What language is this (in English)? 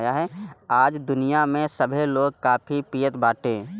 Bhojpuri